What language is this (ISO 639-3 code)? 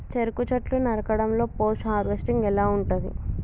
tel